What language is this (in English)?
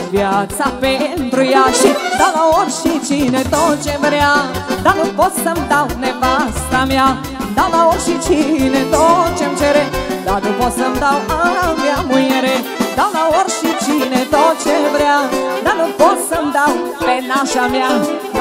Romanian